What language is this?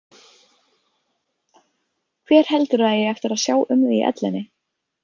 Icelandic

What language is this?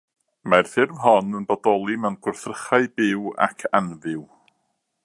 Welsh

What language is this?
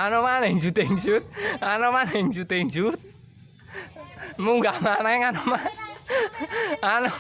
Yoruba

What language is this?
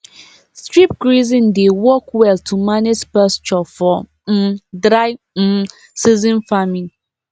Nigerian Pidgin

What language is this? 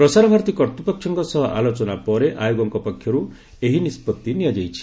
Odia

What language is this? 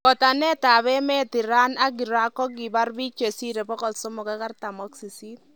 Kalenjin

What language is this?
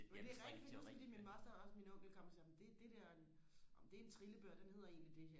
Danish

